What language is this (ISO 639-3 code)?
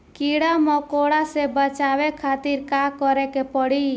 bho